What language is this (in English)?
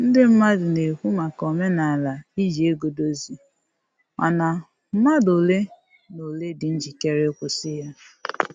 Igbo